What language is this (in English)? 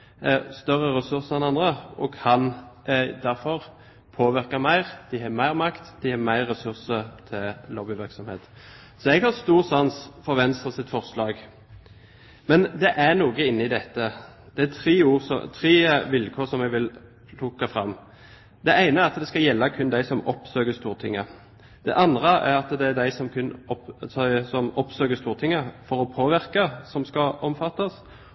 Norwegian Bokmål